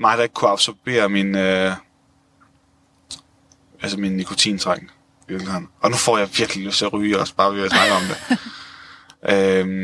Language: Danish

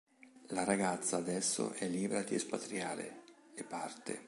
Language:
Italian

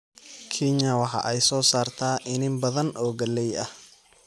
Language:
Somali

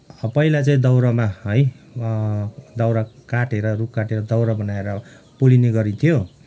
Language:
Nepali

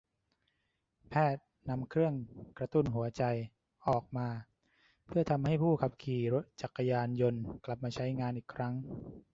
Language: Thai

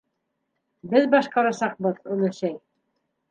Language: Bashkir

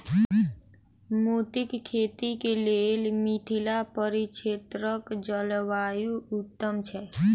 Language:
Maithili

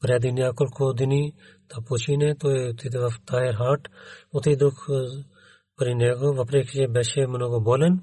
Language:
Bulgarian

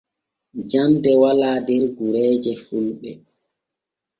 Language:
Borgu Fulfulde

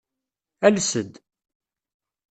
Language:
Kabyle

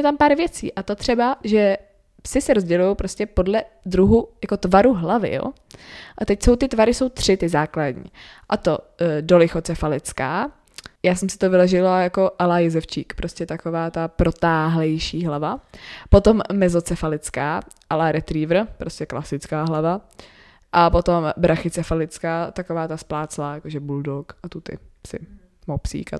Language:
Czech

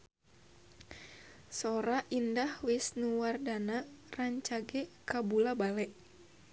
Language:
Sundanese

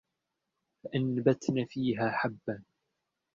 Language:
Arabic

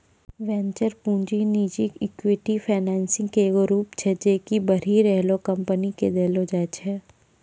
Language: Maithili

